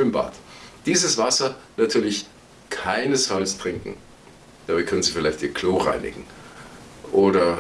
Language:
German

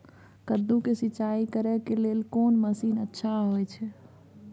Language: Maithili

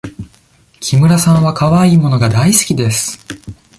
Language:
Japanese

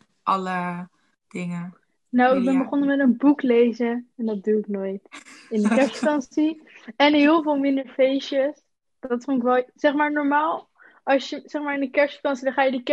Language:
Dutch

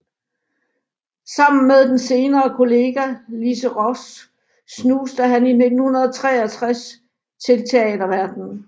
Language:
Danish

